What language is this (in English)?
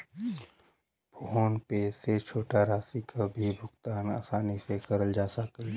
Bhojpuri